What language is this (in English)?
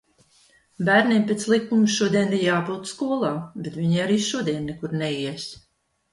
Latvian